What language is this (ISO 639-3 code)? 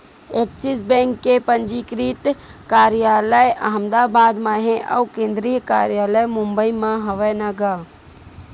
hne